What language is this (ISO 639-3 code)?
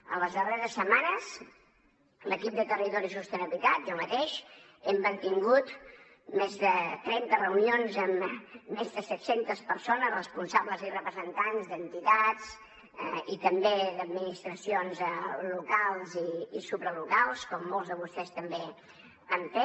cat